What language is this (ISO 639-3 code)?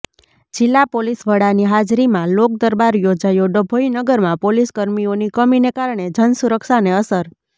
guj